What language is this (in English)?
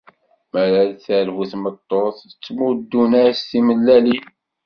Kabyle